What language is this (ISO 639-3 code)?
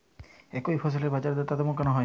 ben